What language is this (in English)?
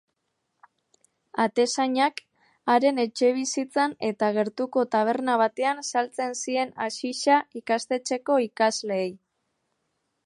Basque